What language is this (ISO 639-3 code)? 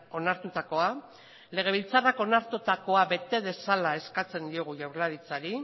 eus